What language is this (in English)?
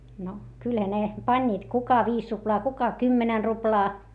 Finnish